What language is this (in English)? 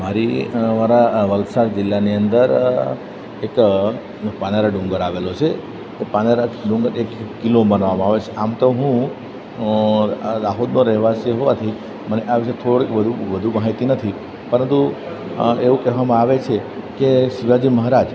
Gujarati